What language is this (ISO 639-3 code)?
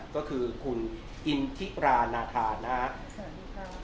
tha